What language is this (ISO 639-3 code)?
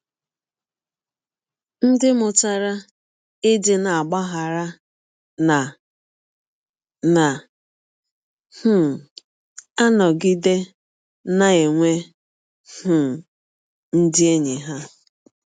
ibo